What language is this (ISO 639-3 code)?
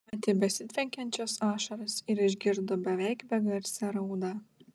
lit